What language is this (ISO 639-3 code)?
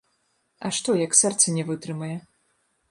bel